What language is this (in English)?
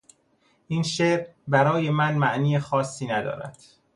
Persian